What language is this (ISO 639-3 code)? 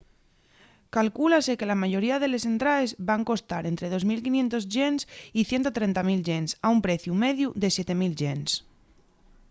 ast